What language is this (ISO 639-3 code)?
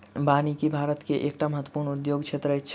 mai